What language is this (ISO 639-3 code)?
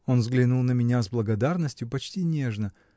rus